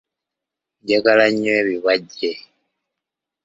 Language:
Ganda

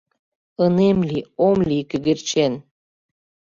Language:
Mari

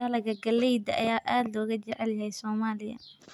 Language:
Somali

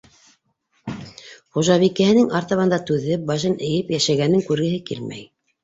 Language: Bashkir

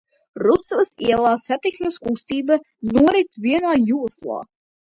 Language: Latvian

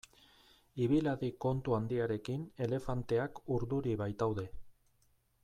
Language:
Basque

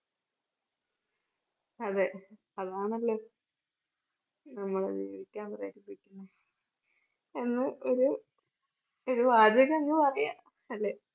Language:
Malayalam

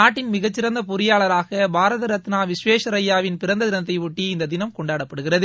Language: Tamil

